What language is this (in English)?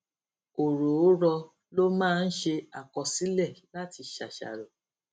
Yoruba